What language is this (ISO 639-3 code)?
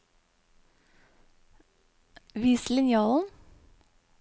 nor